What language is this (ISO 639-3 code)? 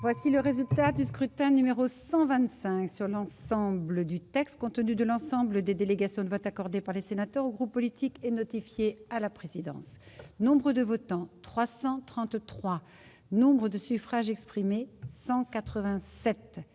fra